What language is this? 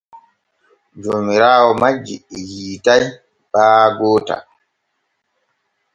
Borgu Fulfulde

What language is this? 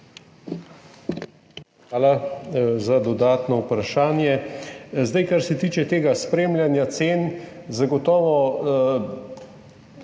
Slovenian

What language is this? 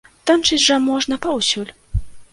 Belarusian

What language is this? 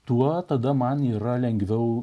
Lithuanian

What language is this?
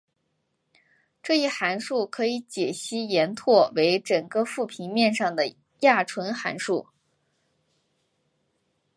Chinese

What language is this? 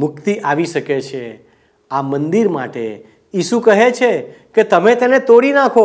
Gujarati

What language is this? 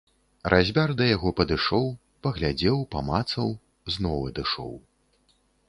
Belarusian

